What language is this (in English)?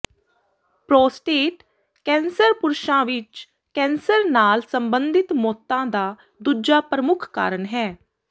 Punjabi